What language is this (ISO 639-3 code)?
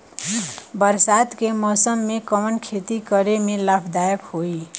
bho